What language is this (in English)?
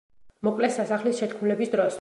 Georgian